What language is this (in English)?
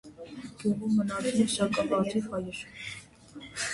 Armenian